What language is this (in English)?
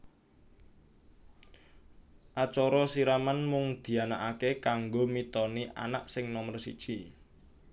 Javanese